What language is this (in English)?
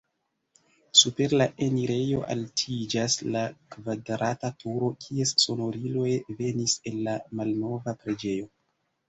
Esperanto